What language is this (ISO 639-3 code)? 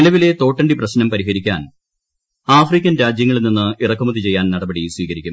mal